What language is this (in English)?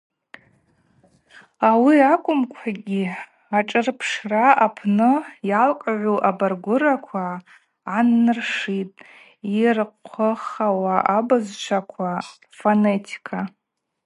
Abaza